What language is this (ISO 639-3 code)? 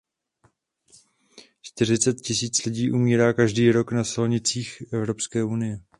ces